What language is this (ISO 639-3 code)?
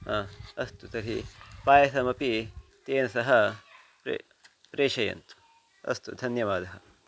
san